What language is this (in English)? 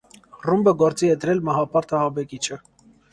Armenian